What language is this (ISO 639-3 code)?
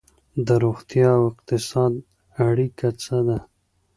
pus